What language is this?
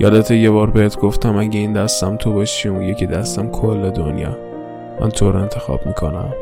Persian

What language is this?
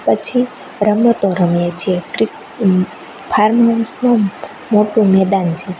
Gujarati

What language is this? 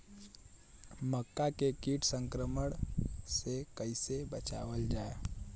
Bhojpuri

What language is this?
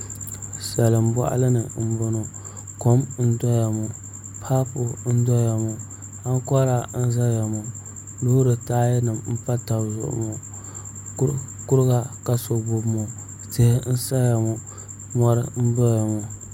Dagbani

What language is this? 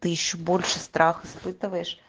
Russian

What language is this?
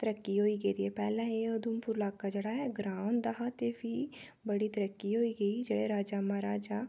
Dogri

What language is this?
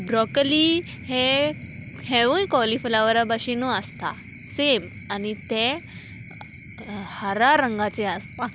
Konkani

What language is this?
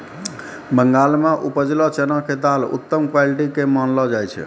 Maithili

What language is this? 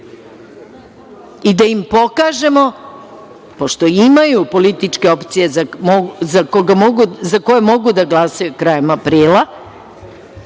Serbian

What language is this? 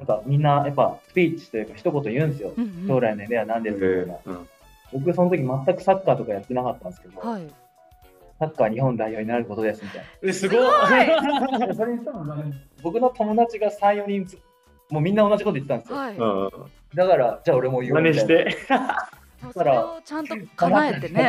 Japanese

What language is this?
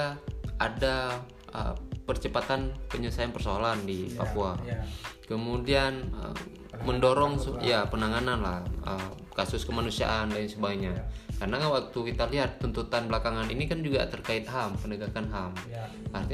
Indonesian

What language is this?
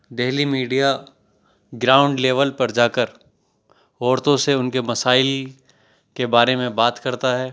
Urdu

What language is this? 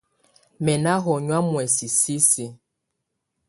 Tunen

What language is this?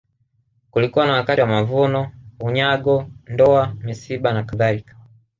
Swahili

